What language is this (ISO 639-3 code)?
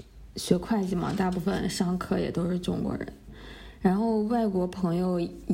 zho